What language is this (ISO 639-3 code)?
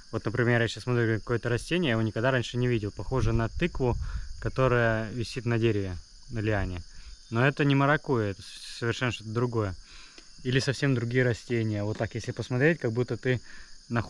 rus